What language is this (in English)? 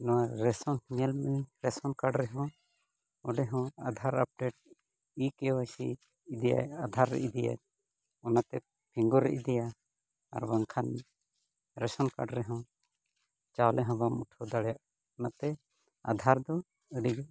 Santali